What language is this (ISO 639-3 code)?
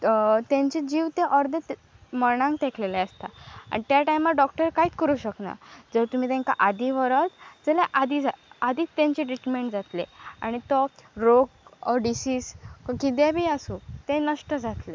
kok